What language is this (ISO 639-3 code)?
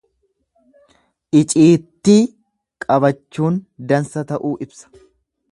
orm